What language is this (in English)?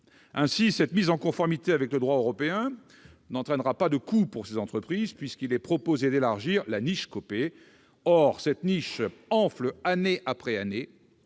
French